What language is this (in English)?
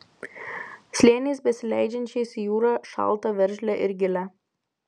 Lithuanian